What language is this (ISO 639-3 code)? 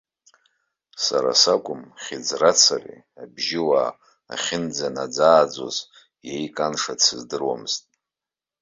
abk